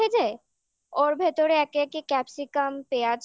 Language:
Bangla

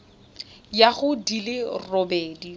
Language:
Tswana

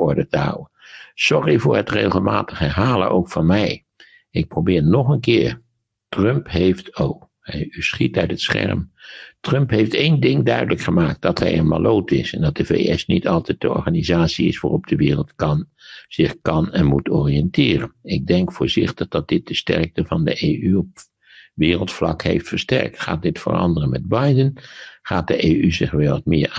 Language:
Dutch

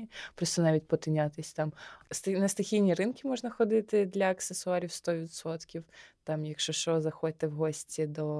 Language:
Ukrainian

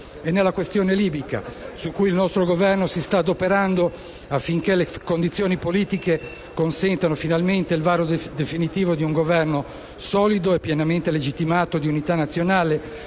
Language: Italian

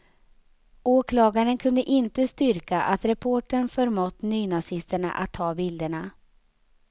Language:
Swedish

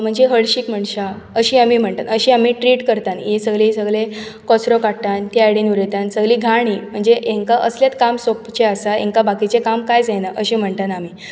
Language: Konkani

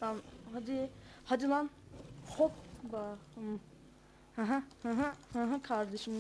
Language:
Turkish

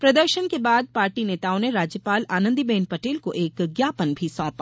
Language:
Hindi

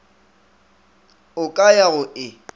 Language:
Northern Sotho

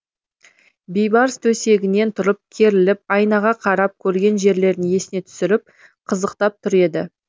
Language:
Kazakh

